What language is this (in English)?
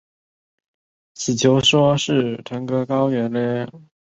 Chinese